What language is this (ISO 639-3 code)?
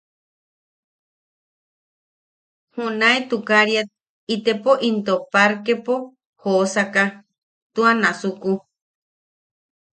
yaq